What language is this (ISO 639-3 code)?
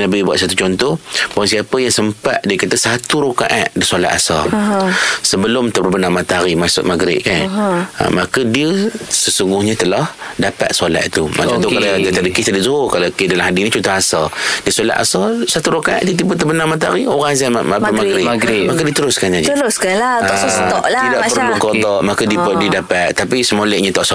msa